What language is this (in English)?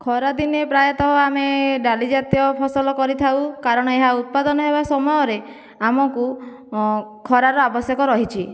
Odia